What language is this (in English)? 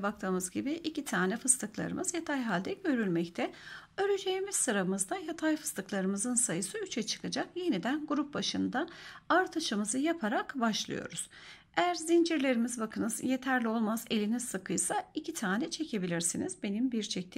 Turkish